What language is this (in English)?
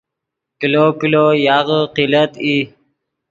Yidgha